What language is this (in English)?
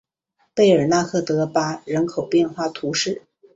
Chinese